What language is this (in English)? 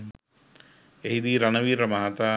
Sinhala